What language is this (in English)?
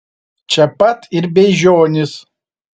Lithuanian